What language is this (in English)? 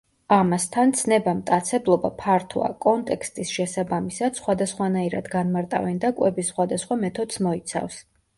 Georgian